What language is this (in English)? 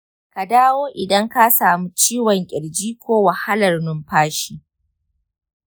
Hausa